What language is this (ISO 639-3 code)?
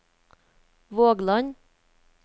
nor